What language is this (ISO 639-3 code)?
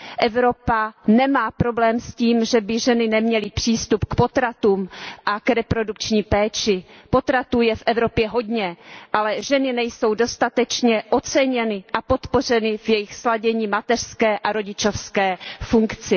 ces